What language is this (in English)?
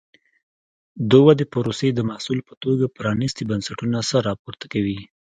Pashto